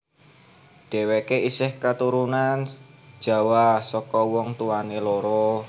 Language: Javanese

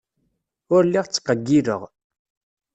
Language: Kabyle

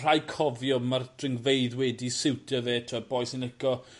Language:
Welsh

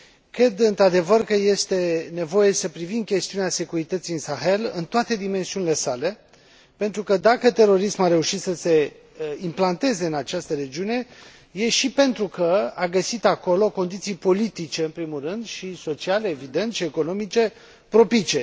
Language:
Romanian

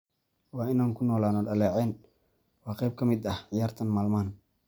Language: Somali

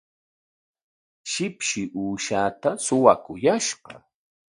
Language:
Corongo Ancash Quechua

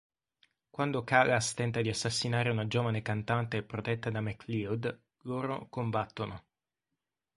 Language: Italian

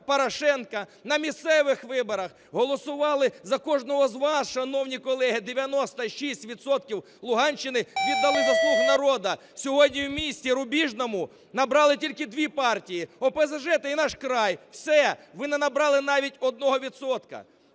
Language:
Ukrainian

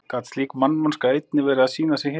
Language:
Icelandic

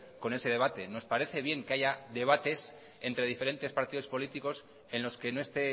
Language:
Spanish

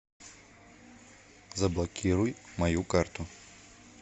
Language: Russian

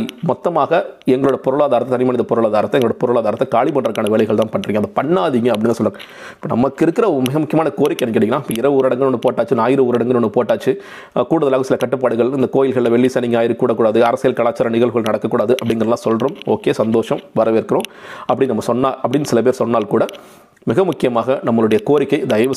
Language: Tamil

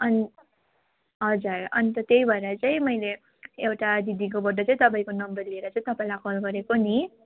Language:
Nepali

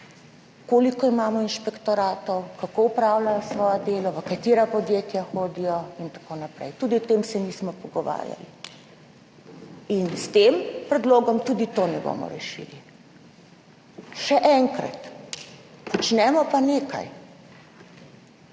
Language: Slovenian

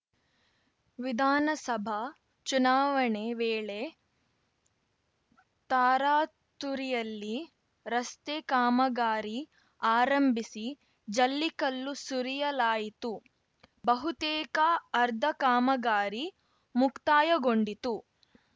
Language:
Kannada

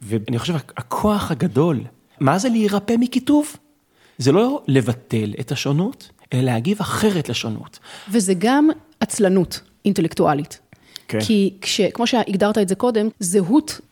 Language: Hebrew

